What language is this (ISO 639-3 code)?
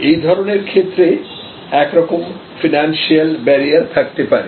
ben